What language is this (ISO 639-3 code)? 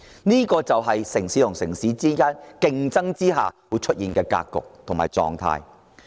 yue